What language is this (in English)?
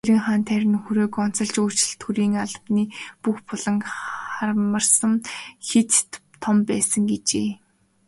Mongolian